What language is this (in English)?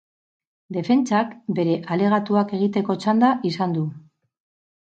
Basque